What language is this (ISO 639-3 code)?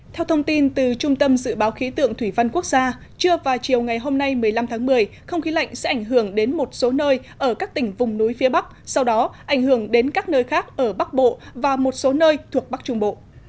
vie